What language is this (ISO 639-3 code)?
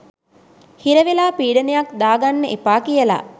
sin